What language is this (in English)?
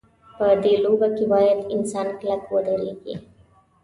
Pashto